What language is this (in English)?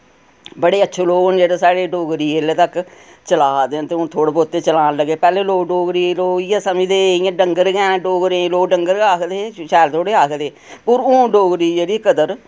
Dogri